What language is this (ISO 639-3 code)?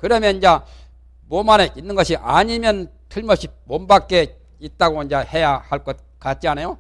kor